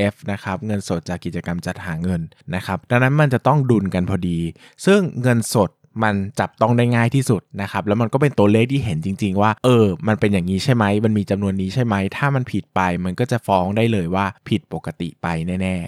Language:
Thai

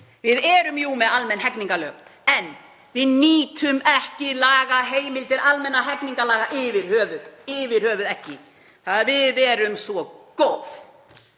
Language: Icelandic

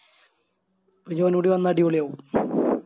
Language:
Malayalam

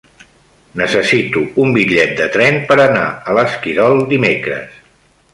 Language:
Catalan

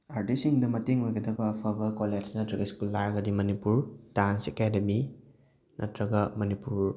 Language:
Manipuri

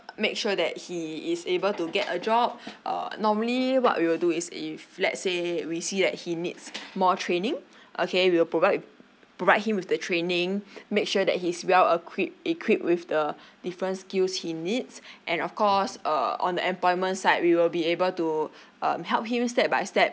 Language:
English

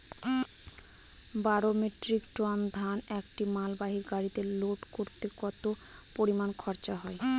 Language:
Bangla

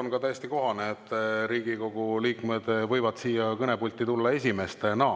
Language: Estonian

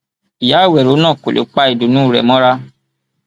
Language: Yoruba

